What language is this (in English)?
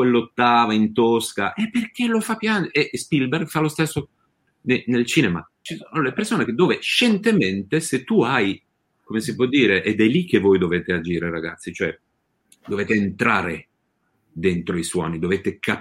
Italian